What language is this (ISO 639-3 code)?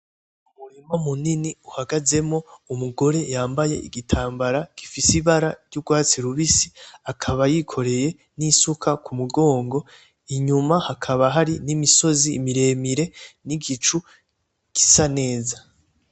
run